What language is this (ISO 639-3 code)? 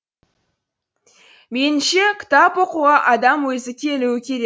kaz